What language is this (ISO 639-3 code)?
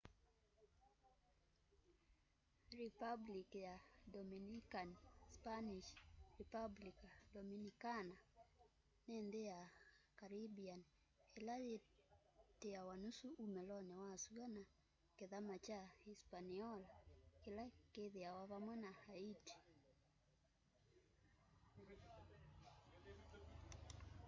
kam